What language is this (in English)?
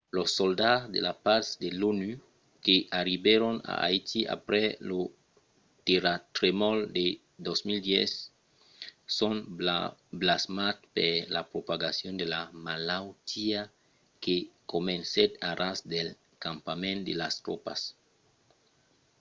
Occitan